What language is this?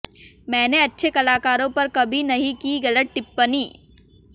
Hindi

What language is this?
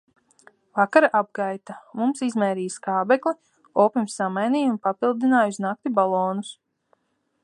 Latvian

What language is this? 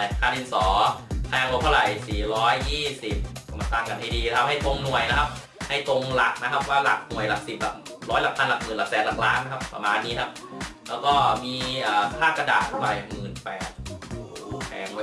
Thai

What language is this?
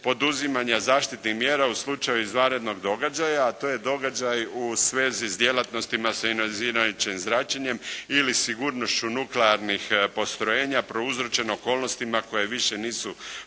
Croatian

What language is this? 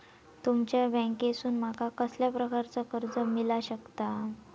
Marathi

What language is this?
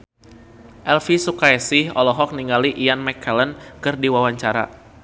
Sundanese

